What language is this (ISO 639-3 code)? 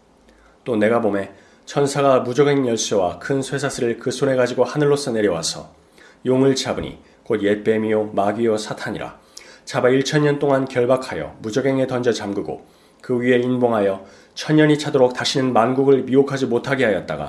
kor